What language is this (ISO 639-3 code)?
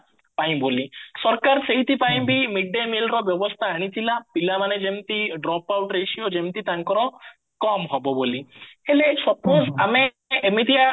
ori